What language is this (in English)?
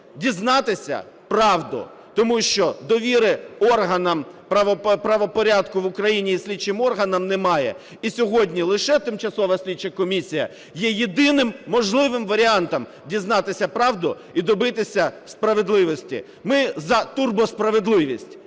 Ukrainian